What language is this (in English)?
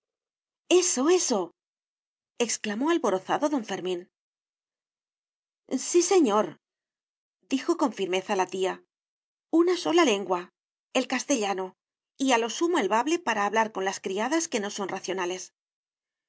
Spanish